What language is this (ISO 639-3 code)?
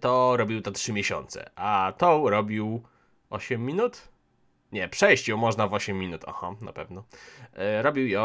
pol